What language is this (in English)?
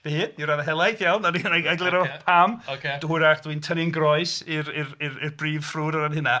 Welsh